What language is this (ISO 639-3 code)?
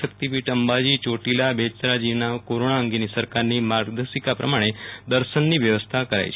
guj